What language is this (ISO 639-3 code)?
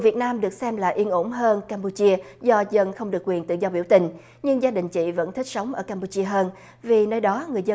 vie